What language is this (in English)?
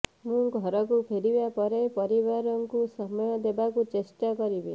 Odia